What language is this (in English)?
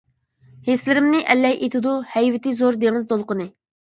Uyghur